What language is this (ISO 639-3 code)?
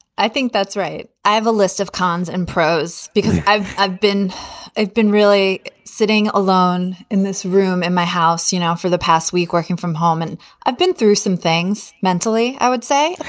eng